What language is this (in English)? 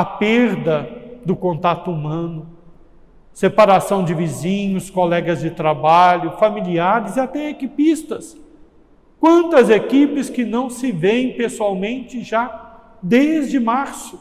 Portuguese